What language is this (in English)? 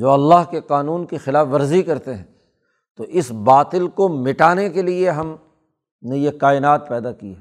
Urdu